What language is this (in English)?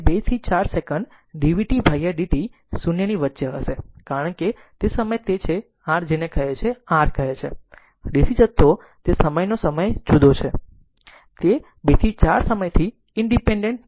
Gujarati